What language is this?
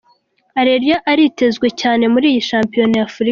Kinyarwanda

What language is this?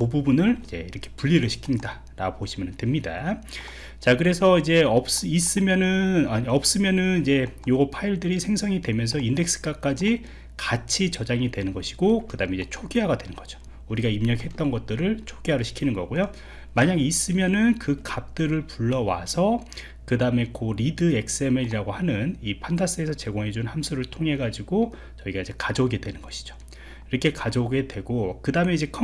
Korean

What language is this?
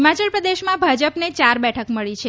Gujarati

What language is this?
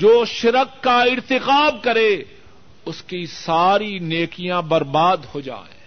Urdu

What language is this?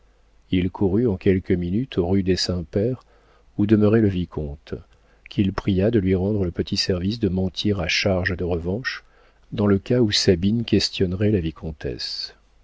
French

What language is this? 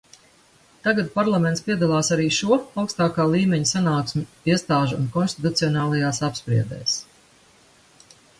Latvian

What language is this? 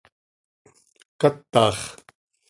Seri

